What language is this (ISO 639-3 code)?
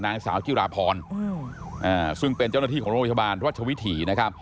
tha